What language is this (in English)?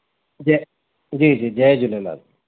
Sindhi